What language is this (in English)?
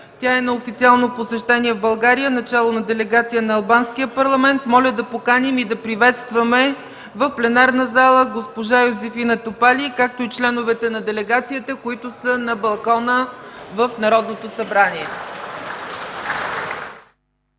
Bulgarian